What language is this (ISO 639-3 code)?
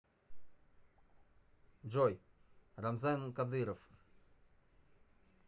rus